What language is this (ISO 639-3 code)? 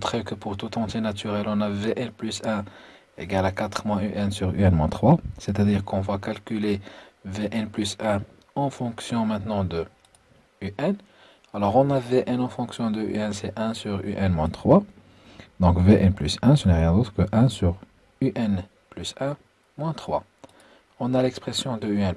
fra